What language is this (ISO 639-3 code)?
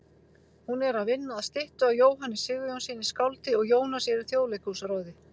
isl